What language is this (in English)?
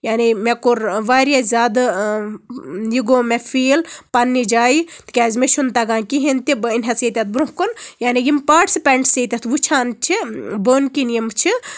Kashmiri